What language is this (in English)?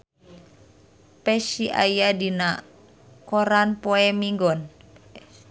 Sundanese